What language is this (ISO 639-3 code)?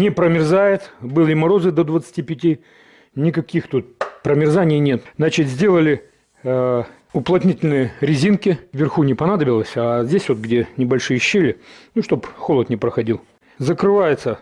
rus